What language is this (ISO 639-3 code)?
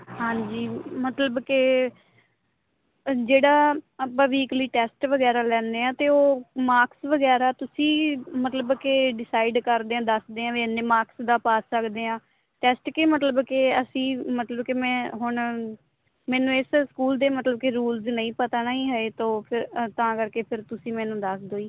pan